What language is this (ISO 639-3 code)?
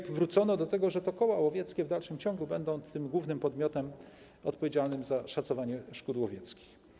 pol